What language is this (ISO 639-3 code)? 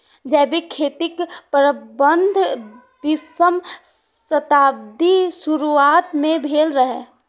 mai